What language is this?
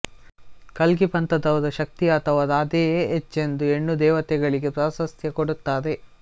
Kannada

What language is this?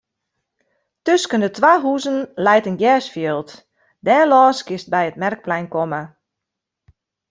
Western Frisian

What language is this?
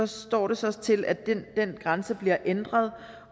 Danish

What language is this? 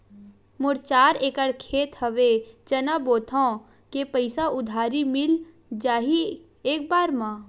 Chhattisgarhi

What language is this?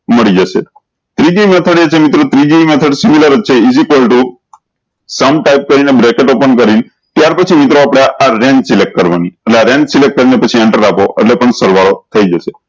Gujarati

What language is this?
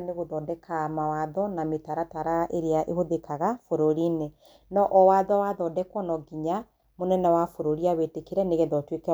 Kikuyu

